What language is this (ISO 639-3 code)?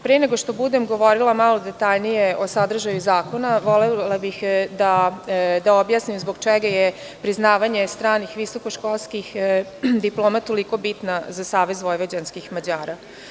srp